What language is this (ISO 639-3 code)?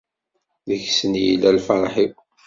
kab